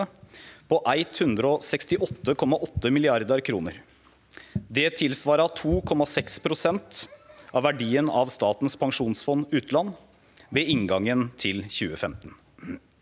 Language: Norwegian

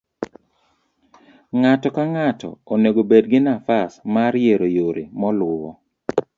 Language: Luo (Kenya and Tanzania)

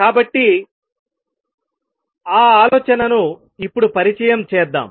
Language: Telugu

